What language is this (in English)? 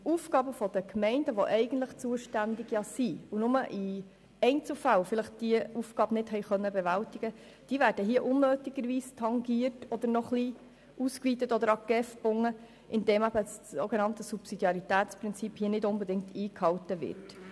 Swiss German